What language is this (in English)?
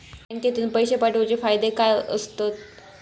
Marathi